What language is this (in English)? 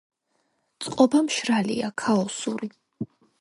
Georgian